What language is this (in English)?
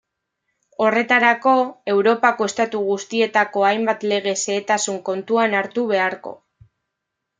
Basque